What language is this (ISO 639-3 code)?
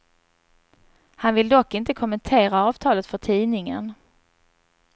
swe